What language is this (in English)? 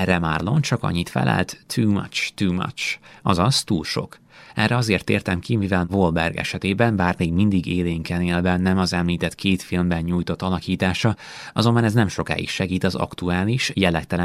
Hungarian